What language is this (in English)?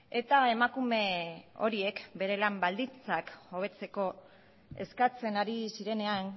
Basque